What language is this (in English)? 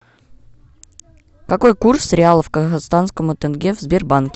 Russian